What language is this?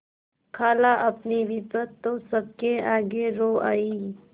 Hindi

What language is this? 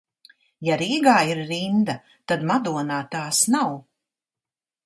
Latvian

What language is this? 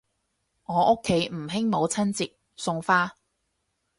Cantonese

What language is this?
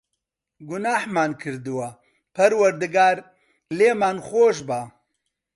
Central Kurdish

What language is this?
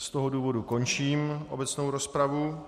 Czech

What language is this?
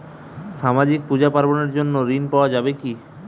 Bangla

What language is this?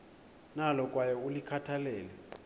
Xhosa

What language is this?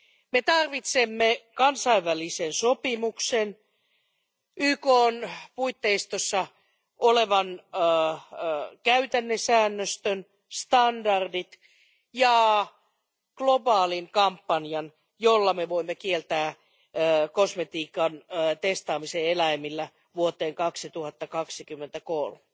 Finnish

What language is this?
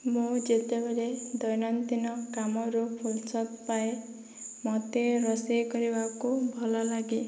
Odia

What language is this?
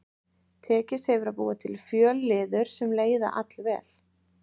Icelandic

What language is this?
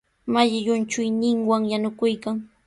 Sihuas Ancash Quechua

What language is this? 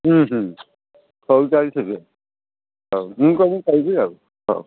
Odia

